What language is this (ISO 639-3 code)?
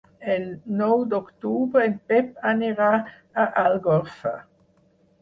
cat